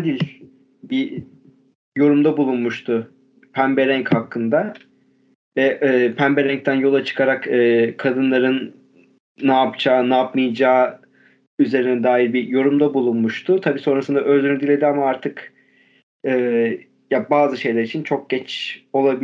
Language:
Turkish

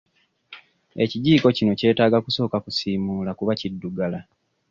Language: Ganda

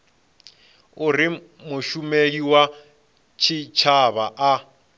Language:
Venda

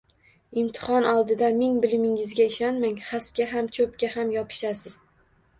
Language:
Uzbek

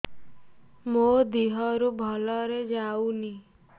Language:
Odia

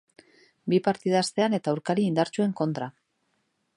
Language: Basque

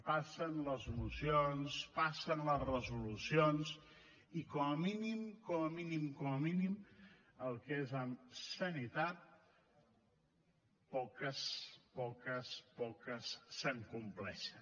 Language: Catalan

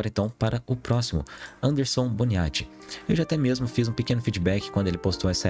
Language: Portuguese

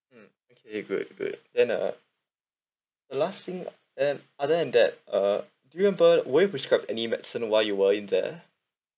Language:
English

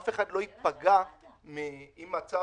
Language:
Hebrew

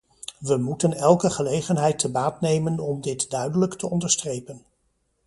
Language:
Dutch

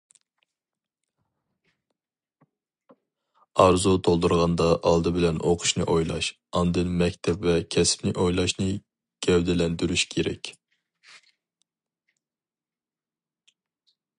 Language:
Uyghur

